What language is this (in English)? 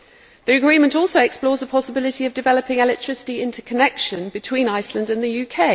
English